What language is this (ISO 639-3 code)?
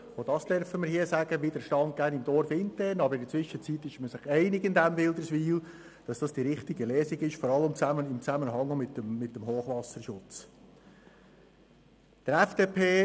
gsw